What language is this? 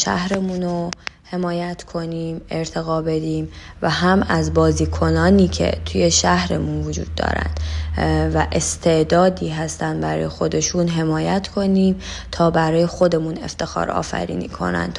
Persian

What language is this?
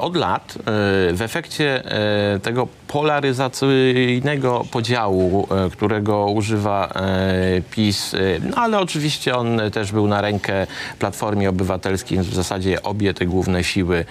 Polish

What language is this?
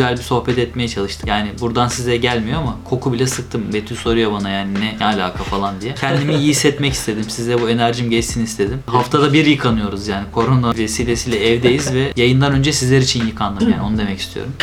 Turkish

